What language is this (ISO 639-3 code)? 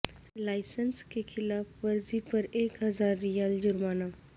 urd